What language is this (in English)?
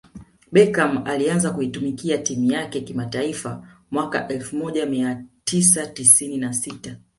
Swahili